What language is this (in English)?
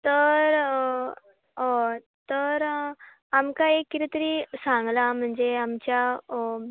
Konkani